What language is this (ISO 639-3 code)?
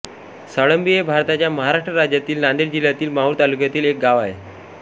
mar